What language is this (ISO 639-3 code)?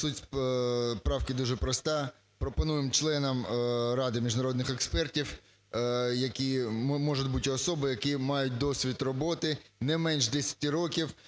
ukr